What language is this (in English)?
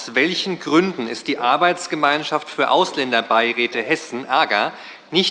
German